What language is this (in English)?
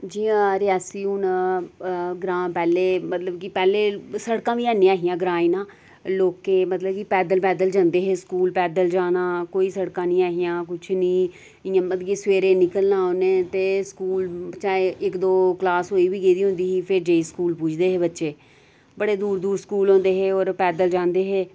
Dogri